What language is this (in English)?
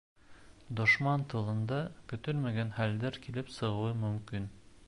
Bashkir